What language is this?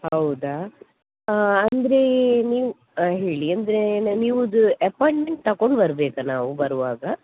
Kannada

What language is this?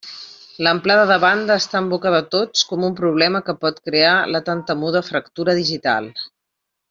Catalan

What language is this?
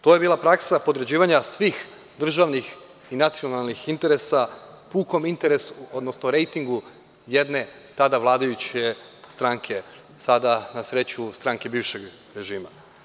Serbian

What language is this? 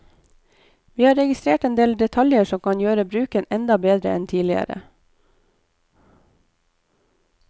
Norwegian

